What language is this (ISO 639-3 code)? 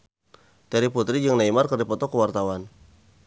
sun